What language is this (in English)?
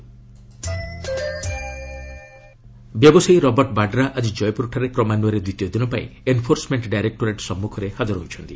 Odia